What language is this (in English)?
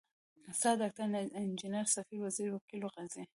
Pashto